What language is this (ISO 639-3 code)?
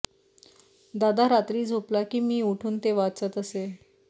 mar